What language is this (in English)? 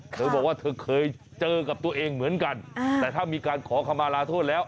Thai